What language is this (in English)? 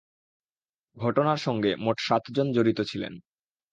Bangla